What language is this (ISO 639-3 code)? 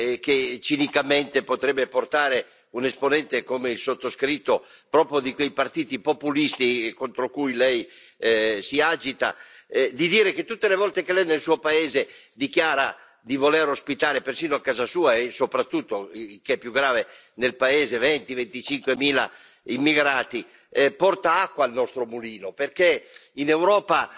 ita